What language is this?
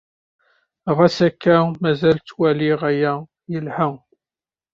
Kabyle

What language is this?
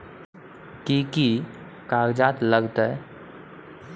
Maithili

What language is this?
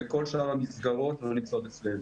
Hebrew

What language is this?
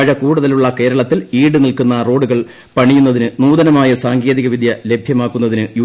Malayalam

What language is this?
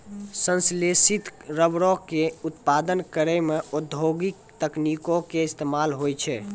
Maithili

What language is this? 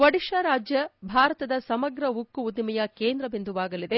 Kannada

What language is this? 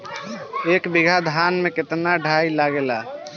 Bhojpuri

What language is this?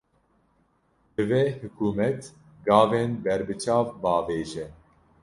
Kurdish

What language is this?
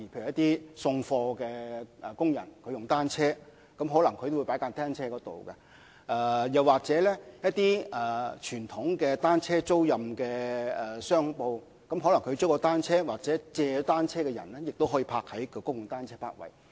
Cantonese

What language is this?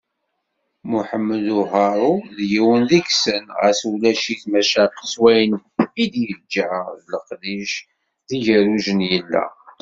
Kabyle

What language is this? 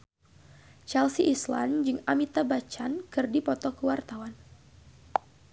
Sundanese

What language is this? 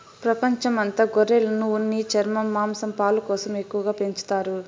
Telugu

